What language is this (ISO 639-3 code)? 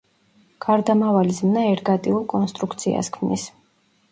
kat